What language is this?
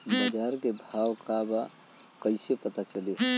Bhojpuri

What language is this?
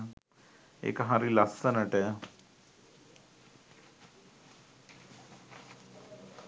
Sinhala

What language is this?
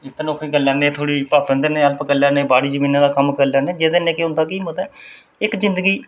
Dogri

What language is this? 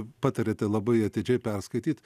Lithuanian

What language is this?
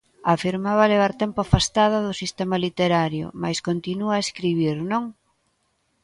Galician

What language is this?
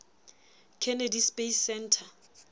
Southern Sotho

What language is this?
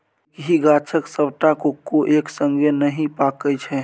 Maithili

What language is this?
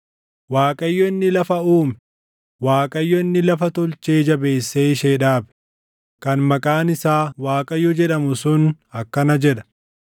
Oromo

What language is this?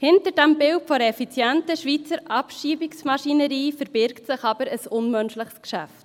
Swiss German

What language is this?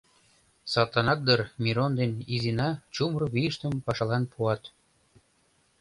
Mari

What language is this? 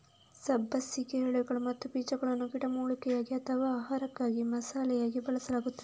Kannada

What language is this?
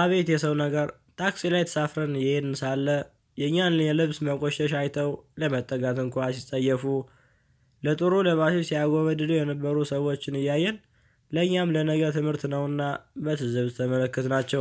Indonesian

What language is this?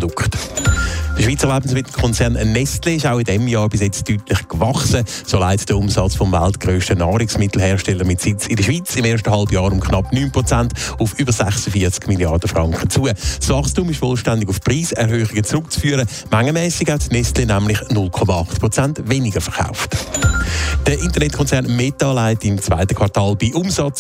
German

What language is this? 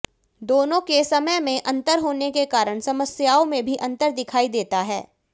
Hindi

